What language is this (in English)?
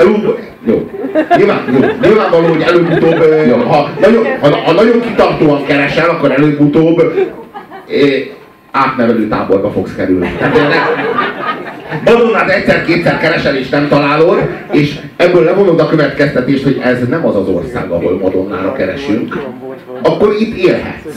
Hungarian